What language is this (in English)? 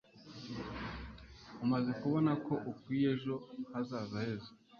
Kinyarwanda